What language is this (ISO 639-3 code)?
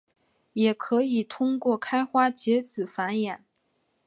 zho